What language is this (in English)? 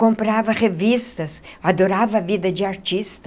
Portuguese